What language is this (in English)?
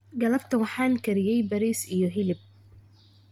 Somali